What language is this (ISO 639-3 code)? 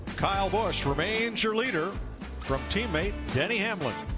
eng